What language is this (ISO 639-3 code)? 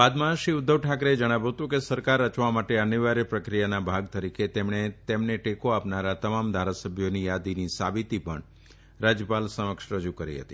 guj